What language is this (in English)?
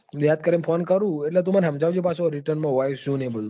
Gujarati